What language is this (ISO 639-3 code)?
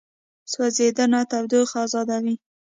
pus